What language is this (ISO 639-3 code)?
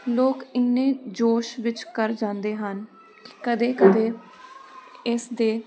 pan